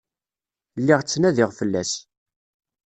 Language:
Kabyle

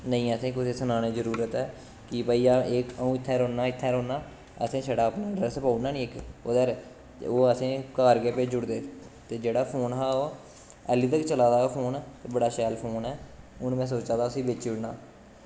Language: Dogri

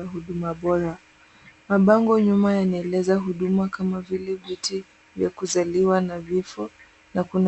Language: Swahili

